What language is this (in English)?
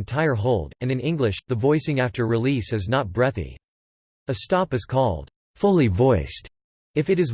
English